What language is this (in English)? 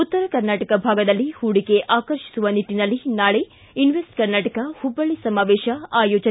Kannada